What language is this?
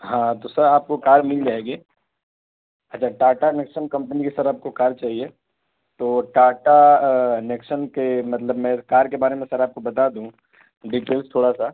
Urdu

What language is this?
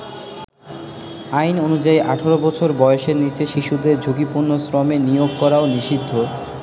Bangla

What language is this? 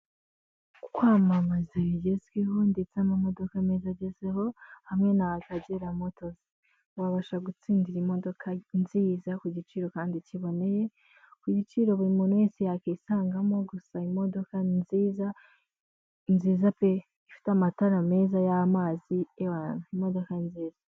Kinyarwanda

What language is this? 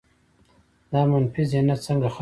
Pashto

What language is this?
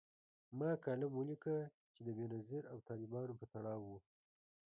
Pashto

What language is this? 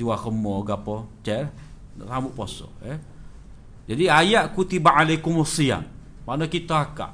Malay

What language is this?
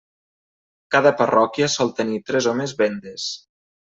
Catalan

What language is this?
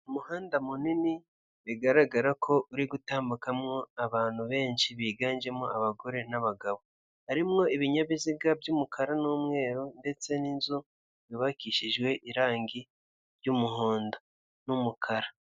Kinyarwanda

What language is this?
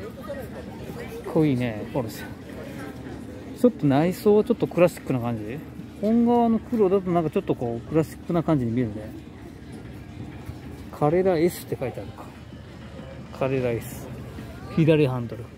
Japanese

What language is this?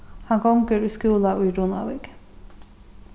Faroese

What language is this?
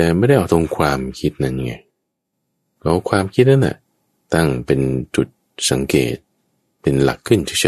Thai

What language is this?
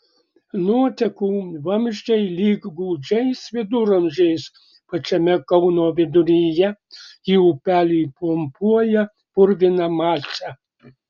Lithuanian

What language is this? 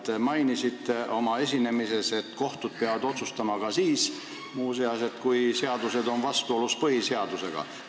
Estonian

